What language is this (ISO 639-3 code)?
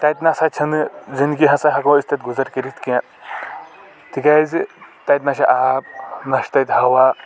kas